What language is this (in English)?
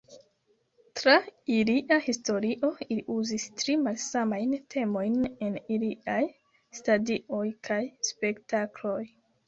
Esperanto